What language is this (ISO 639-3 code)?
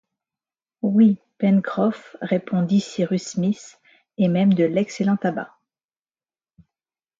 fra